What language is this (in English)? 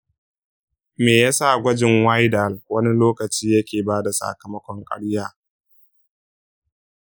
Hausa